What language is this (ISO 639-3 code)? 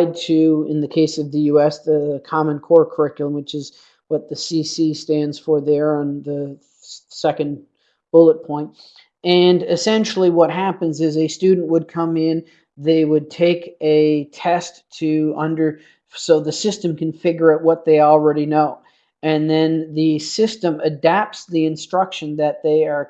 eng